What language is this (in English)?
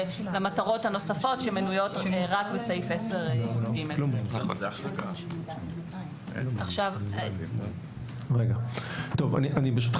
Hebrew